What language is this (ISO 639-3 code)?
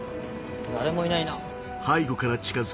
jpn